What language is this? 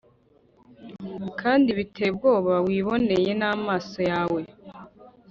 Kinyarwanda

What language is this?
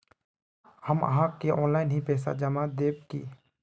Magahi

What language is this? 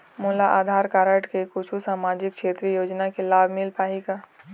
Chhattisgarhi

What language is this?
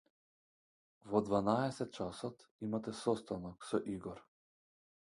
Macedonian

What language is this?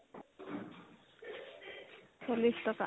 Assamese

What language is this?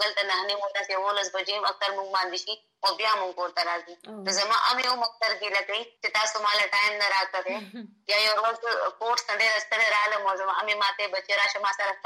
Urdu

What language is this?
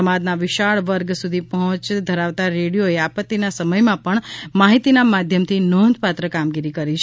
Gujarati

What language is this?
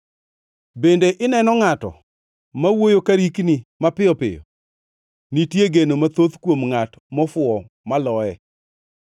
Luo (Kenya and Tanzania)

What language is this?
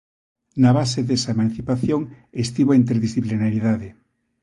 Galician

